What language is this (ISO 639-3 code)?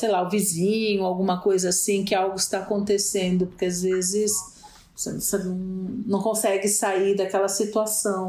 por